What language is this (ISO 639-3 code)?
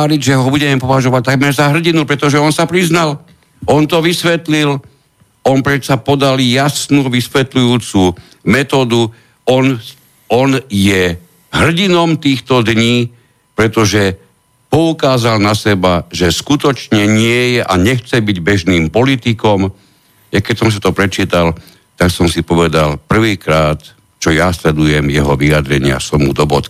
slk